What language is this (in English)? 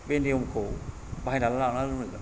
Bodo